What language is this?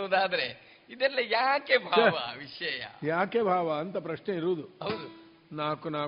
Kannada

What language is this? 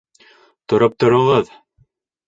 Bashkir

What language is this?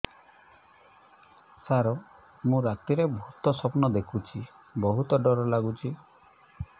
Odia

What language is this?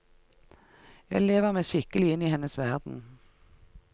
Norwegian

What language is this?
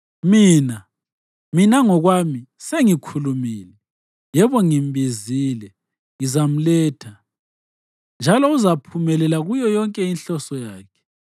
North Ndebele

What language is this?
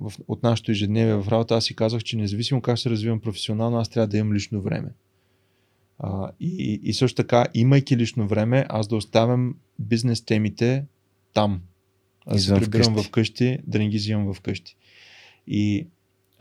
Bulgarian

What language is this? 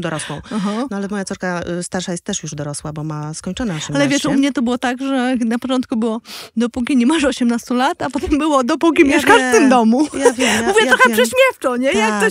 Polish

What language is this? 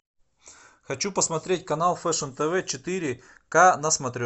Russian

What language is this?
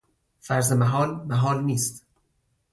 Persian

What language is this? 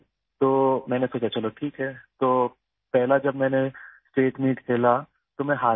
Urdu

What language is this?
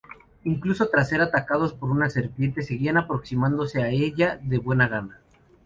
Spanish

